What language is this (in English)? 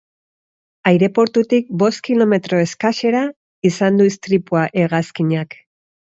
Basque